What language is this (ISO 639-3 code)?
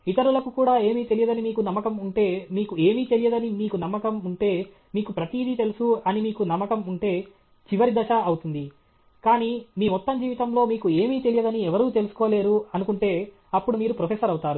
tel